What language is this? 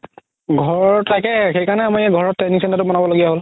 Assamese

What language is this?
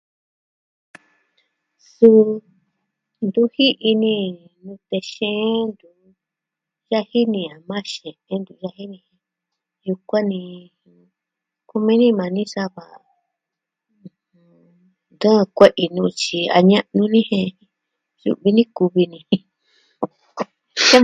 Southwestern Tlaxiaco Mixtec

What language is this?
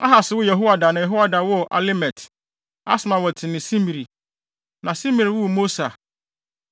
Akan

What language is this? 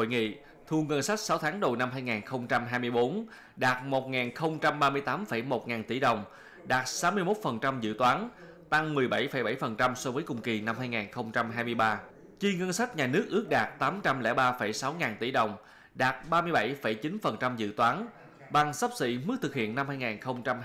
Vietnamese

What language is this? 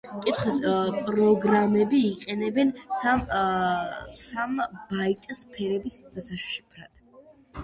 Georgian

